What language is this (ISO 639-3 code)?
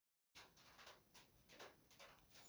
som